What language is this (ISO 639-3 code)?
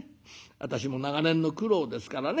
jpn